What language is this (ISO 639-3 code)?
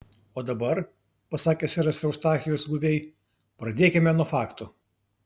lit